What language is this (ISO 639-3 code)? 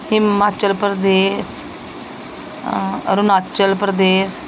pan